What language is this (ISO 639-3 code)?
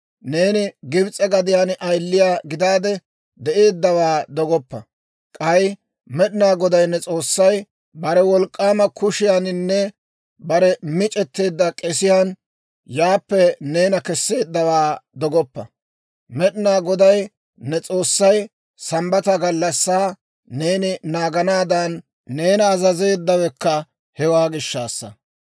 dwr